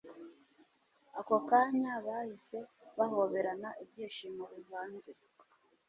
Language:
Kinyarwanda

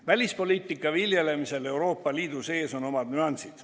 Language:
Estonian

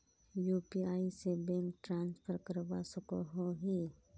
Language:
Magahi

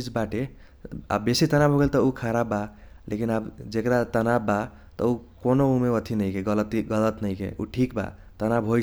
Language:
Kochila Tharu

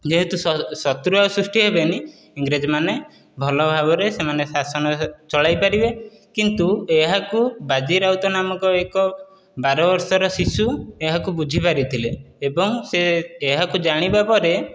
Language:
Odia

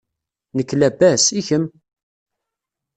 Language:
Kabyle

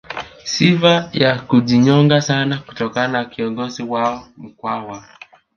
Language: Swahili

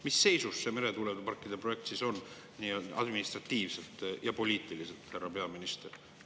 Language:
Estonian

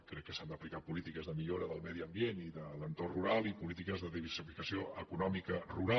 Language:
Catalan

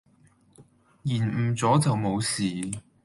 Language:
Cantonese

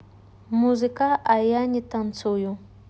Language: Russian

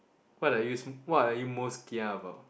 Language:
English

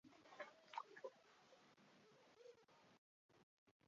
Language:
Chinese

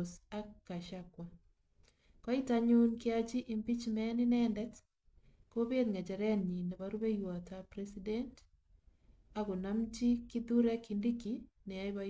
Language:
Kalenjin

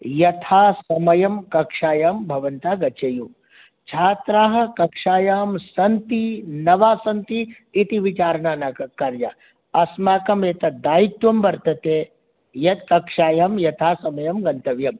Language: Sanskrit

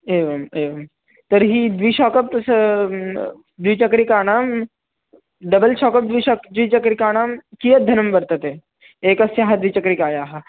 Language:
Sanskrit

